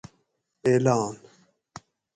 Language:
Gawri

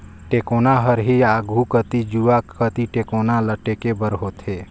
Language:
Chhattisgarhi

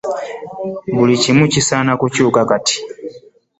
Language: Ganda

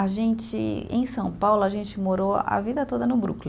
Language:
Portuguese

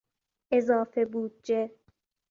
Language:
Persian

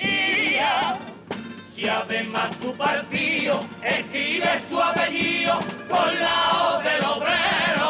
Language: Spanish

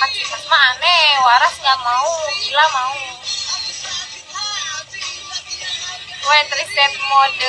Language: Indonesian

